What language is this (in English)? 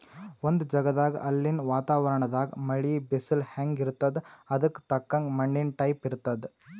Kannada